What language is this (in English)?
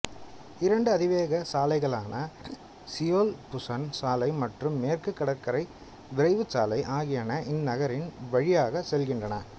Tamil